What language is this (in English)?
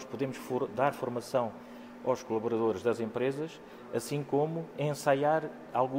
Portuguese